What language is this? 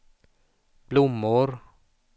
Swedish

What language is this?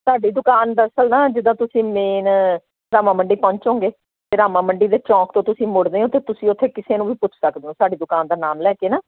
Punjabi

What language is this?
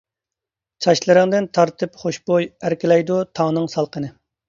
Uyghur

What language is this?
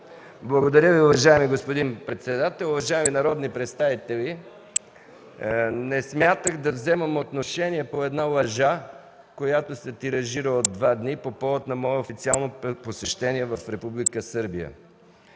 Bulgarian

